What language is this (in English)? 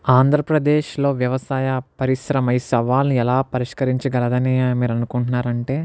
Telugu